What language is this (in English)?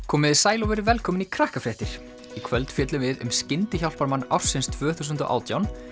Icelandic